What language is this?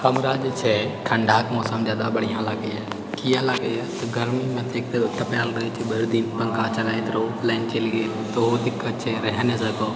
Maithili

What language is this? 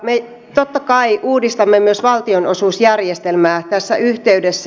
Finnish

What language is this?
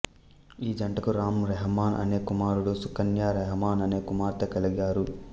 Telugu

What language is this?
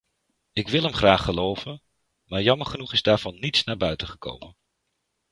Dutch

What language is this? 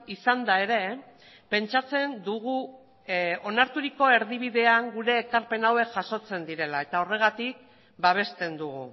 Basque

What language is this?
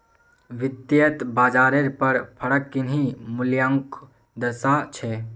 Magahi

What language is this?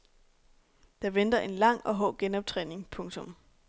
Danish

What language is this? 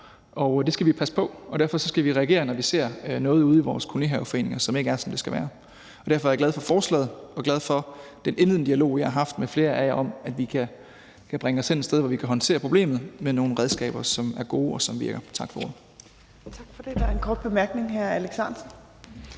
Danish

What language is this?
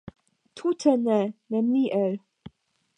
Esperanto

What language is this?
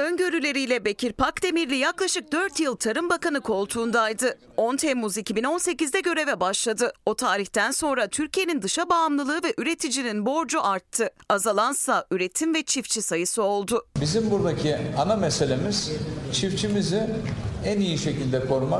Turkish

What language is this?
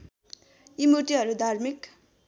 Nepali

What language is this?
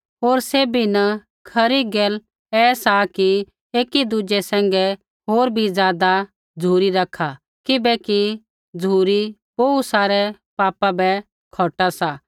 Kullu Pahari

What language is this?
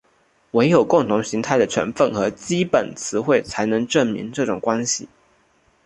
Chinese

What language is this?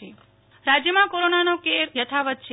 Gujarati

